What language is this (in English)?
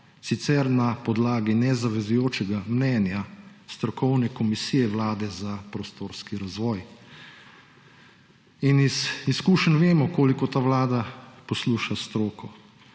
Slovenian